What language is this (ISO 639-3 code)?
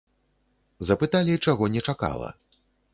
bel